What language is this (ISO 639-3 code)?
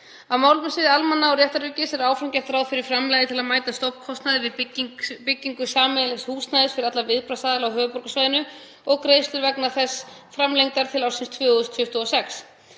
isl